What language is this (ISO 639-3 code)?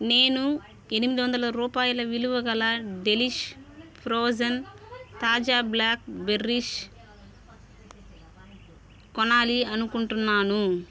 tel